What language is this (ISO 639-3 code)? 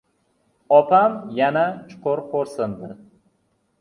uzb